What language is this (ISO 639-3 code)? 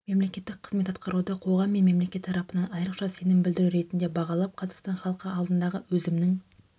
kaz